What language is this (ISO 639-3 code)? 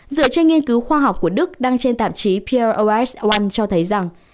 vie